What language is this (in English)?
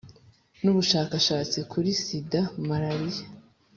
Kinyarwanda